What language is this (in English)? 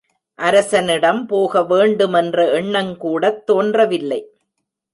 Tamil